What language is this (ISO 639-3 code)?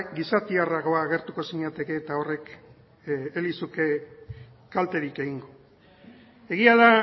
eus